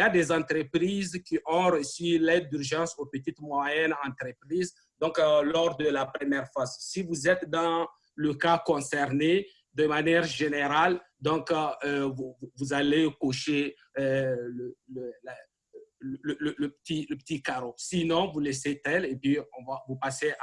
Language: French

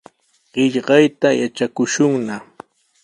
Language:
Sihuas Ancash Quechua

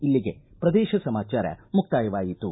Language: Kannada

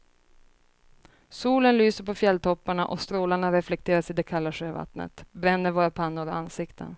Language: Swedish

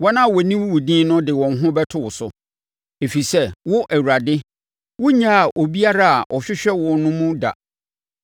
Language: Akan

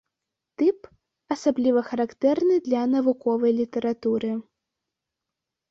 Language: Belarusian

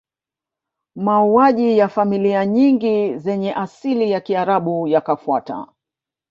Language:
Swahili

